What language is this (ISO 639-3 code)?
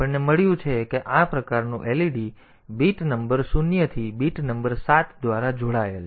guj